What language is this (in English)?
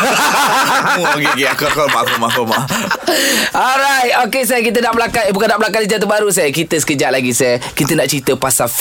Malay